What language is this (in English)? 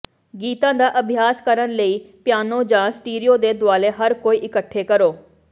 Punjabi